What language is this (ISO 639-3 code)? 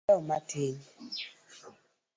luo